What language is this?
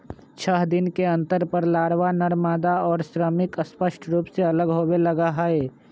Magahi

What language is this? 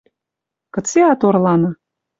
Western Mari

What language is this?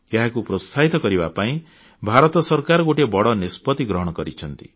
Odia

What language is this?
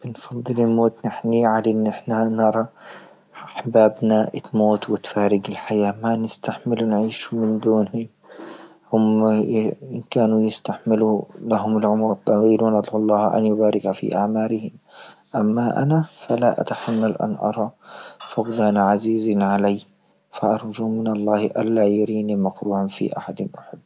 Libyan Arabic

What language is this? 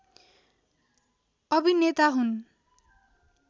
Nepali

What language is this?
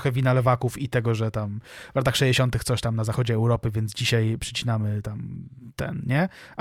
Polish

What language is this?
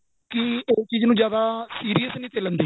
Punjabi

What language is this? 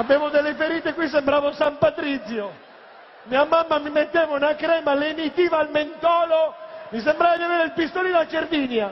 Italian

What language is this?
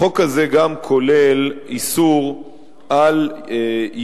Hebrew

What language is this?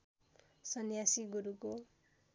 Nepali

